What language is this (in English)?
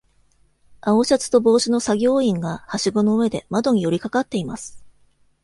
Japanese